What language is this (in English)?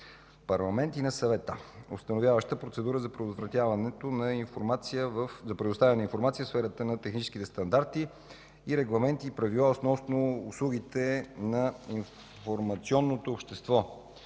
Bulgarian